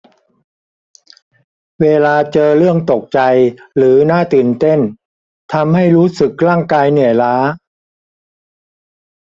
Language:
Thai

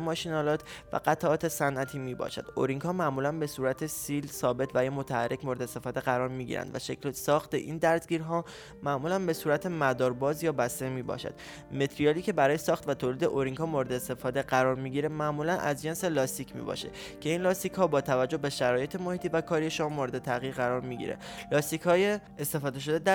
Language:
Persian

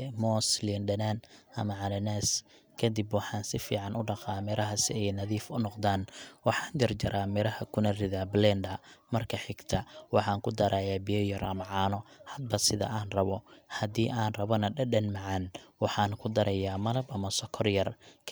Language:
Somali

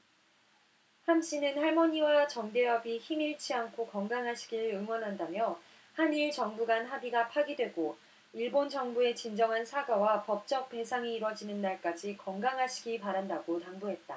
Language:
Korean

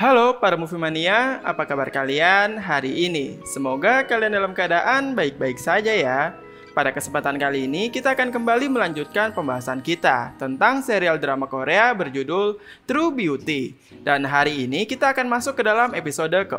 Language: Indonesian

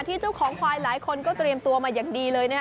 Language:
Thai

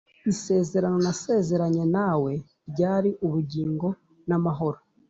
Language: Kinyarwanda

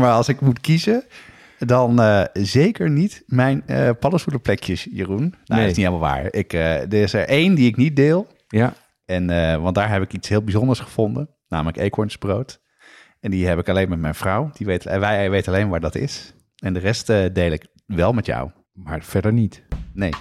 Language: Dutch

